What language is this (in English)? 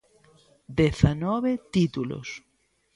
Galician